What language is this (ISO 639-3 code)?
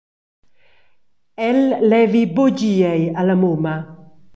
roh